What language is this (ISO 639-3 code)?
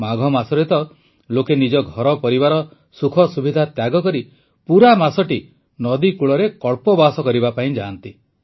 ori